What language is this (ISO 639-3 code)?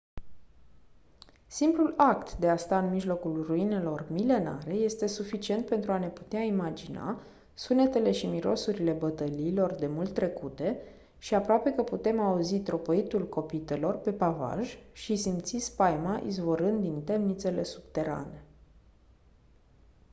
ron